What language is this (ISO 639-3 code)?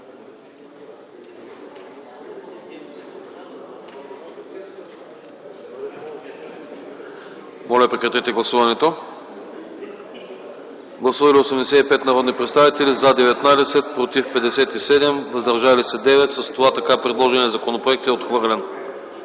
bul